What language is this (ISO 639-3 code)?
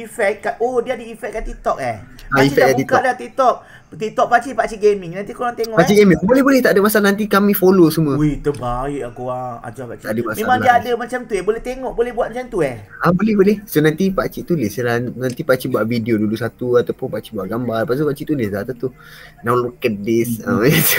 msa